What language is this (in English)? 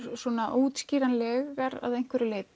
Icelandic